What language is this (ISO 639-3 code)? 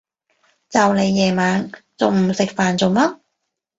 yue